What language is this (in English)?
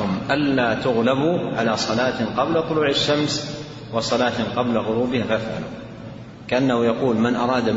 Arabic